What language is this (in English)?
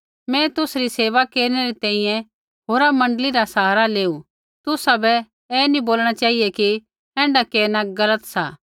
Kullu Pahari